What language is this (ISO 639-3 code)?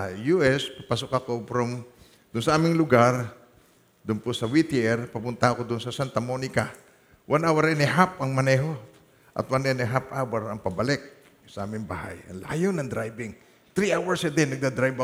fil